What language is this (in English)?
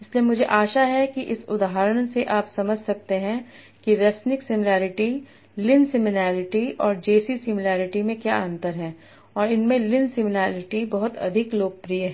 Hindi